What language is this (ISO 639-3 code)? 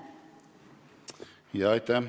est